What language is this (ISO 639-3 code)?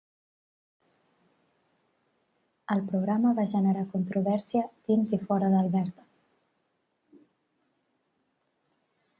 cat